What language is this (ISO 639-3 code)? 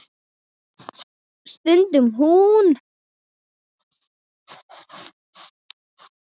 isl